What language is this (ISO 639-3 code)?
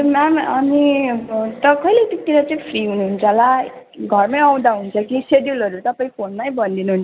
nep